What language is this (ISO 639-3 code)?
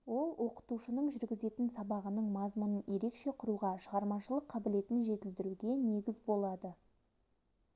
kaz